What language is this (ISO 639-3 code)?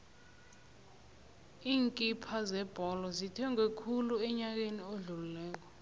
nbl